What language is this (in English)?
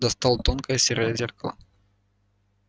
Russian